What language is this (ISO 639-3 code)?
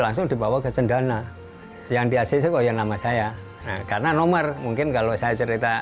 ind